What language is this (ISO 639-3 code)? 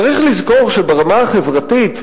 heb